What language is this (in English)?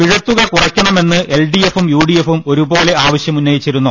Malayalam